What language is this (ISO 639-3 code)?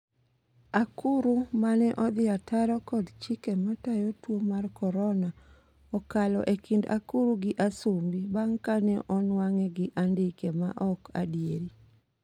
luo